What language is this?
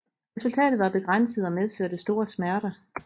Danish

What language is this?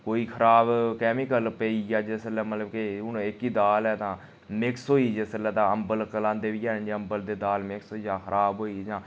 Dogri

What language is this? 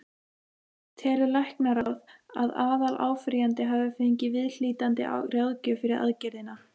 Icelandic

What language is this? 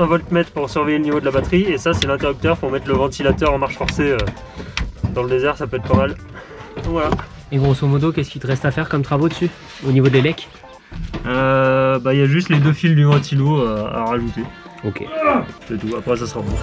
French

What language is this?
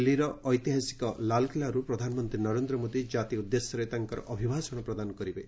Odia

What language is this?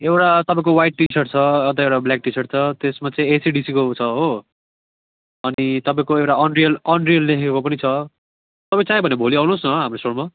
Nepali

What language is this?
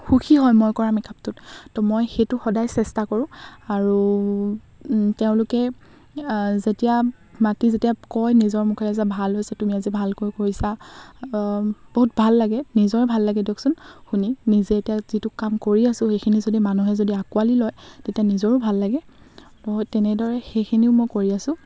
Assamese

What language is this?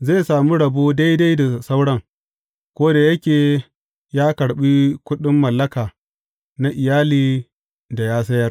Hausa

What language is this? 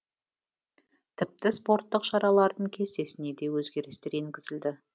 Kazakh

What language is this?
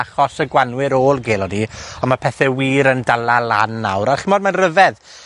Welsh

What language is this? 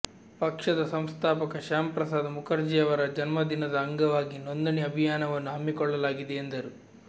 Kannada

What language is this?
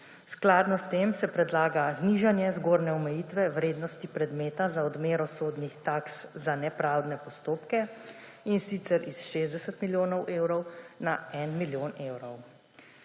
Slovenian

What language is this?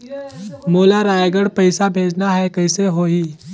Chhattisgarhi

